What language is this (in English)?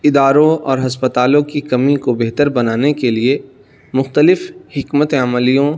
Urdu